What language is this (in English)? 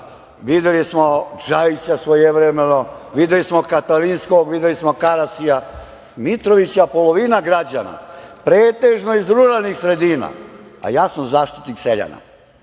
Serbian